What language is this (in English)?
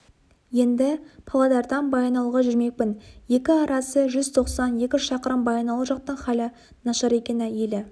Kazakh